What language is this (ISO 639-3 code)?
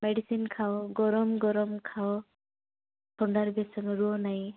ori